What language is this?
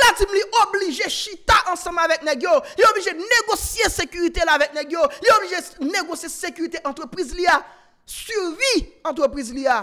French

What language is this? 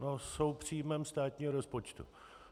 Czech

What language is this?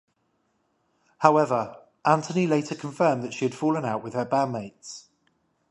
English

